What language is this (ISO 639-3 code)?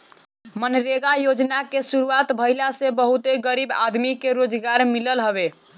bho